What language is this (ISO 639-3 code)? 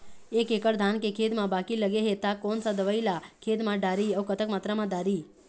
hne